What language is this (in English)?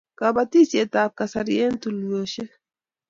Kalenjin